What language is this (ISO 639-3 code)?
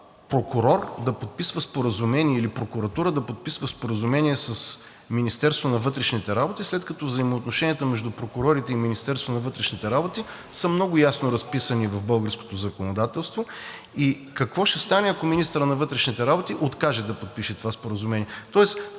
bul